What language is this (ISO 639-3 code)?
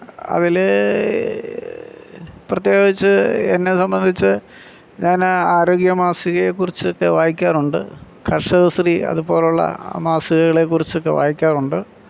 mal